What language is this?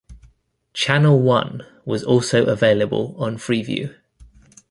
English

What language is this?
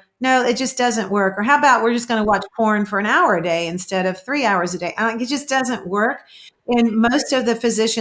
English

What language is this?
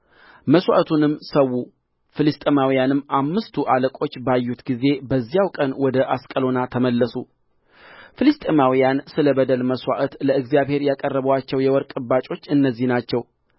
Amharic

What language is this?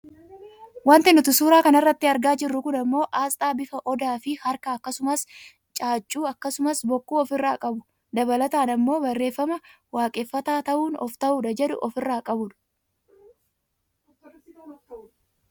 Oromo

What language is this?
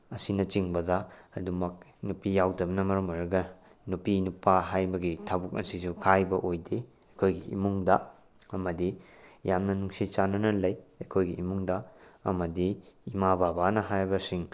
Manipuri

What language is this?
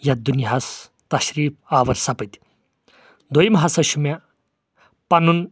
Kashmiri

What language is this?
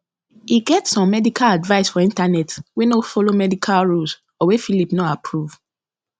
Nigerian Pidgin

